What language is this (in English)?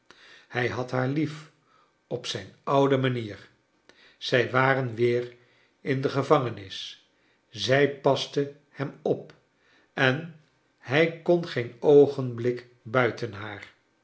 Dutch